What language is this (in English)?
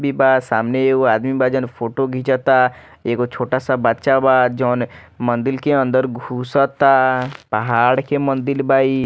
Bhojpuri